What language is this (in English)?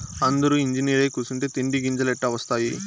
Telugu